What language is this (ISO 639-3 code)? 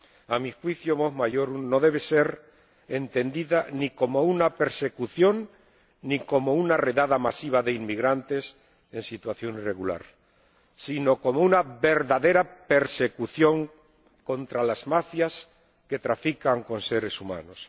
spa